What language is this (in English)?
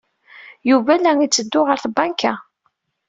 Kabyle